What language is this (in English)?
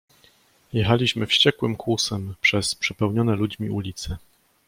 Polish